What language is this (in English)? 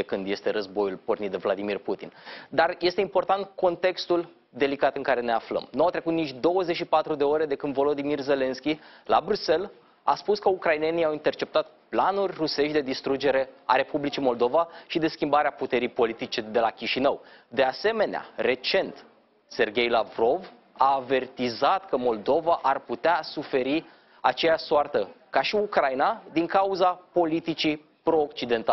Romanian